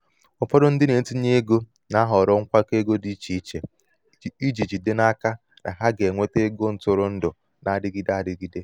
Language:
Igbo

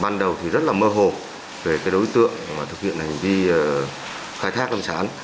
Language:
Vietnamese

